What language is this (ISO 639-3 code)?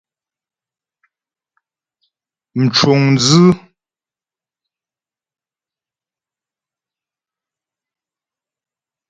bbj